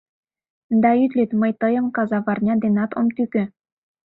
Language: Mari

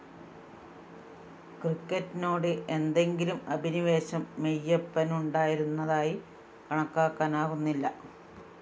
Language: Malayalam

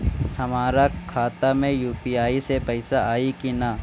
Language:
Bhojpuri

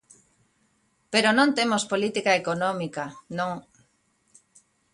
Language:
Galician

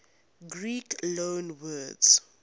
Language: English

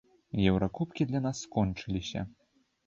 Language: Belarusian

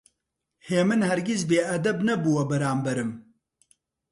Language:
Central Kurdish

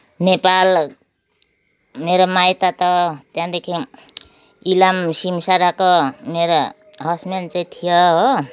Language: Nepali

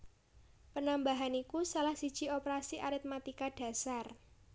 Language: Javanese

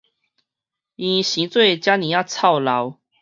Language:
Min Nan Chinese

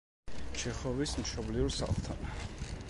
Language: Georgian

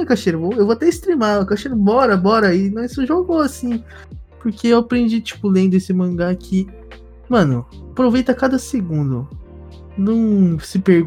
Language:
Portuguese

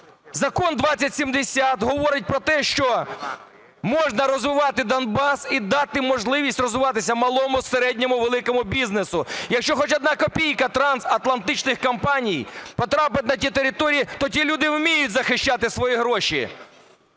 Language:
Ukrainian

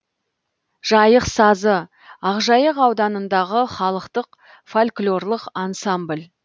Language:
Kazakh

